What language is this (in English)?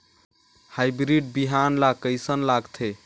Chhattisgarhi